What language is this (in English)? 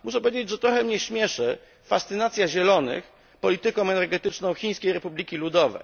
Polish